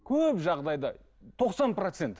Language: Kazakh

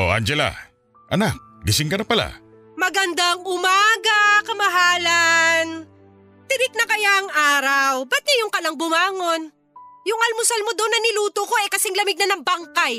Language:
Filipino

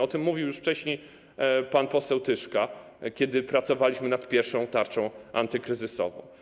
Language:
Polish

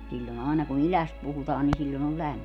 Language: Finnish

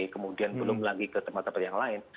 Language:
Indonesian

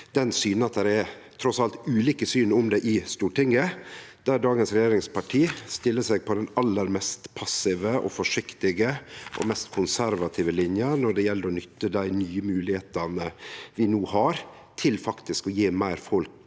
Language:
Norwegian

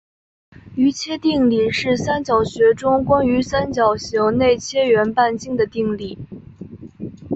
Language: Chinese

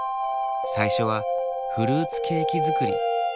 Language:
Japanese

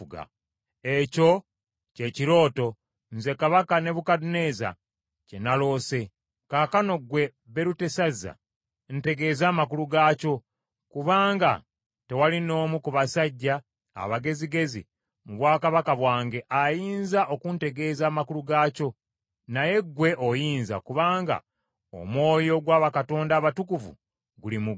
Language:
Ganda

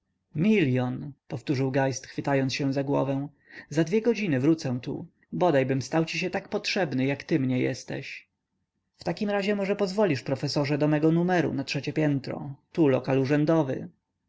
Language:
Polish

